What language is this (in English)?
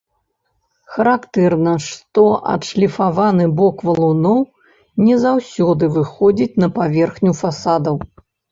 Belarusian